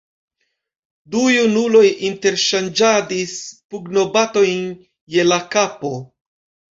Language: Esperanto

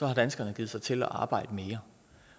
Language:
Danish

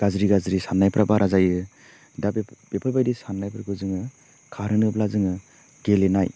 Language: Bodo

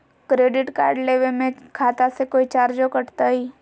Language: Magahi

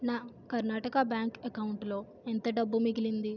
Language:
Telugu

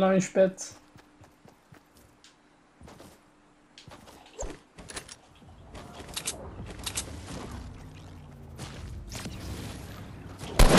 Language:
Dutch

